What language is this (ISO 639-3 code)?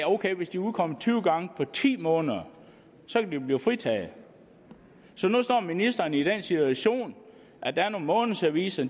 dan